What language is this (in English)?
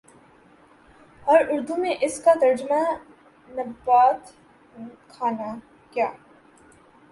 Urdu